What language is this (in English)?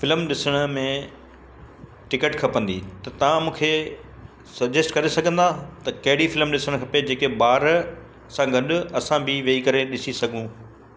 Sindhi